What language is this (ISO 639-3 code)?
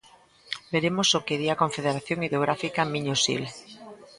glg